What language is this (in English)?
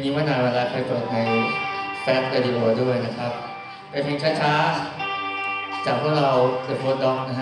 Thai